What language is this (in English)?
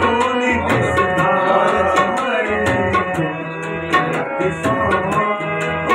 Arabic